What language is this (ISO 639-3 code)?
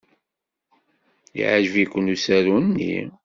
kab